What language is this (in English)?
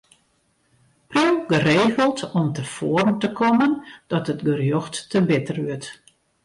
Western Frisian